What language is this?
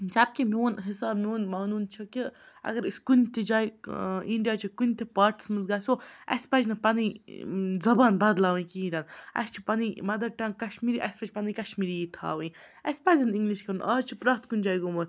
Kashmiri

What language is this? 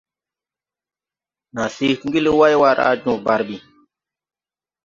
Tupuri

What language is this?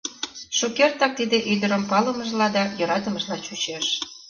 Mari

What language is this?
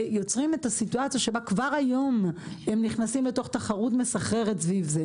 Hebrew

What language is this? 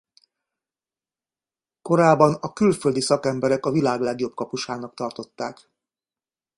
Hungarian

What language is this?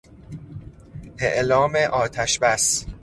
Persian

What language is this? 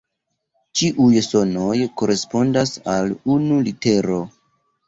Esperanto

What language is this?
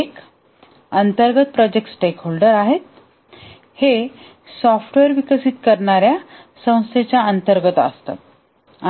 Marathi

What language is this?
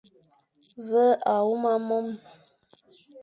Fang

